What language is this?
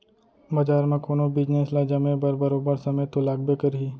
Chhattisgarhi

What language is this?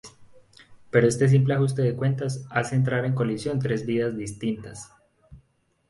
Spanish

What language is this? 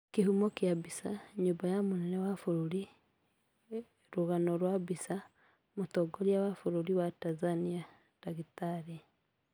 Kikuyu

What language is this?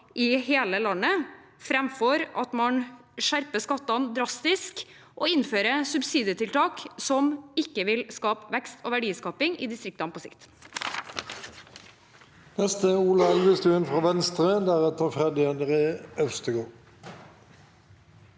Norwegian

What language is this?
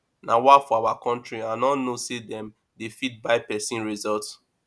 Nigerian Pidgin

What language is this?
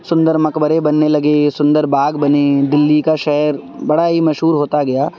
Urdu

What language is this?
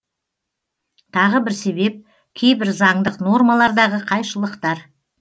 Kazakh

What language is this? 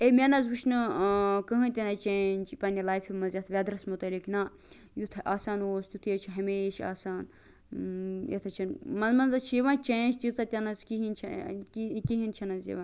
Kashmiri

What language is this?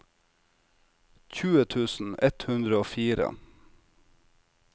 Norwegian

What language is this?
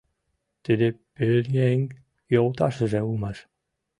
Mari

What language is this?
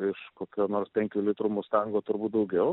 Lithuanian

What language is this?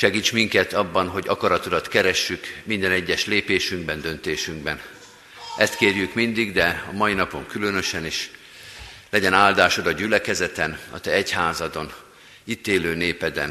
Hungarian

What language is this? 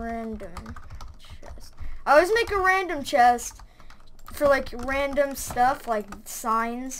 English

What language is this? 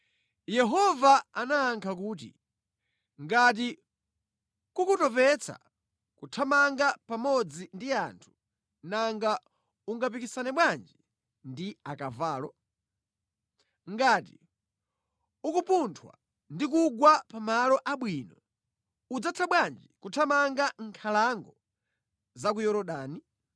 Nyanja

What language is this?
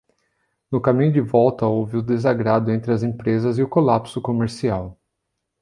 Portuguese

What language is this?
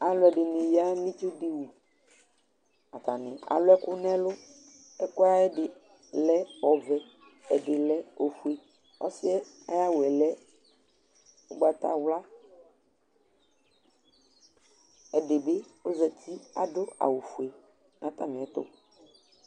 Ikposo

